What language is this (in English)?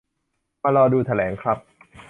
Thai